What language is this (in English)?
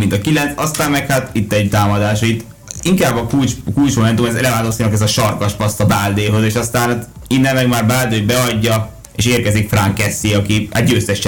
Hungarian